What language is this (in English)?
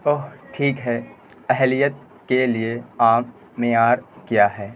Urdu